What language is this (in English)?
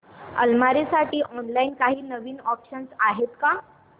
Marathi